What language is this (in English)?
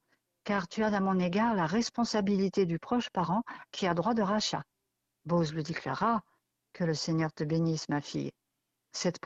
French